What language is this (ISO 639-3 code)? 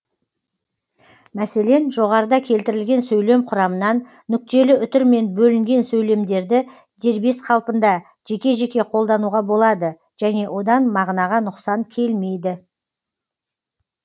kaz